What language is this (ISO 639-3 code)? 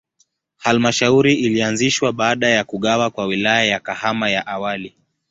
swa